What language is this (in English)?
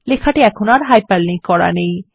Bangla